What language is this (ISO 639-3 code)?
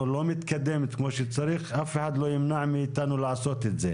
heb